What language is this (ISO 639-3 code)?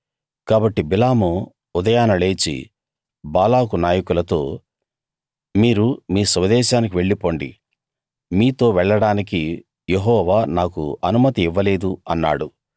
tel